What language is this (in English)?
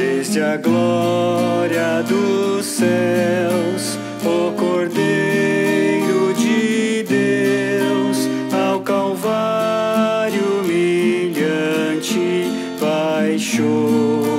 Portuguese